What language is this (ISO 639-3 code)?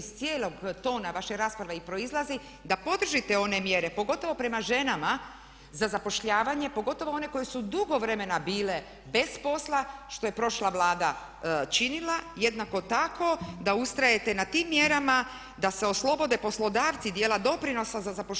hrv